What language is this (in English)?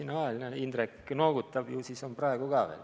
Estonian